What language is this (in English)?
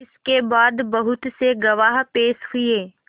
Hindi